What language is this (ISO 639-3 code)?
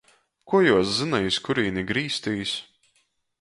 ltg